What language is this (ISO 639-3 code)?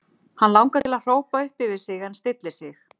isl